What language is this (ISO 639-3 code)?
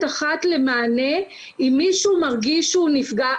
heb